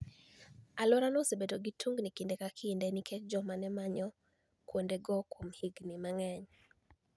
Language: Luo (Kenya and Tanzania)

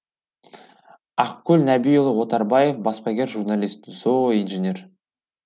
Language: Kazakh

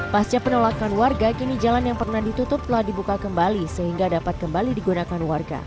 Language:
Indonesian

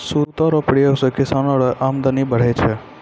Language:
Maithili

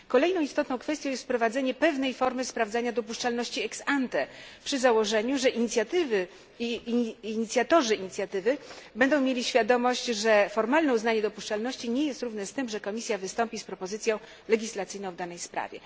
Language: Polish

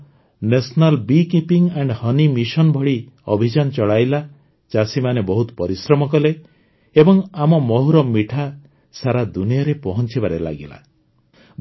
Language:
Odia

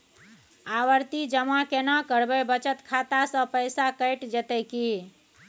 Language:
Maithili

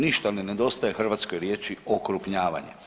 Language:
Croatian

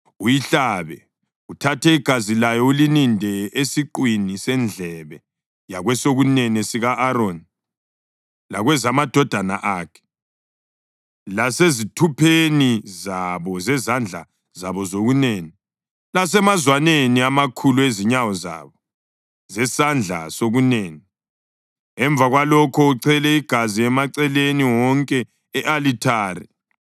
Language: North Ndebele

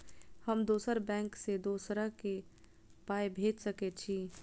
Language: Maithili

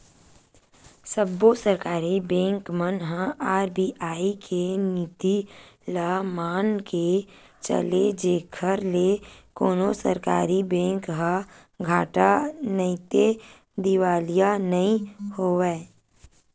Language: Chhattisgarhi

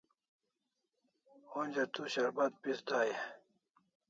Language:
Kalasha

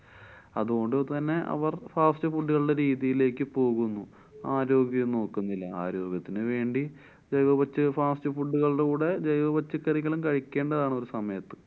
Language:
Malayalam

